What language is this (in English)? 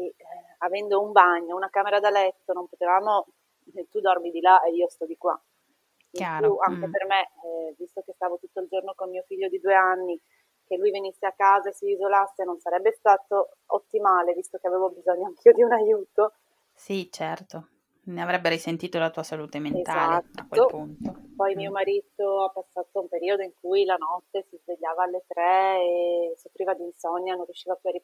Italian